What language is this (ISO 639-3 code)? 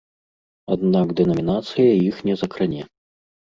bel